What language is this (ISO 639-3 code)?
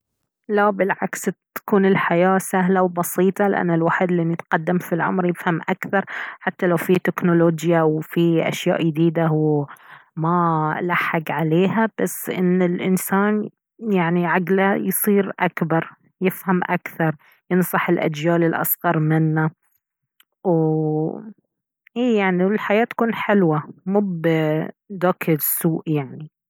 abv